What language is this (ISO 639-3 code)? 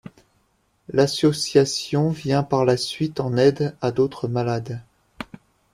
fra